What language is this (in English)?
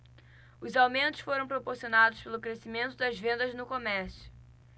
Portuguese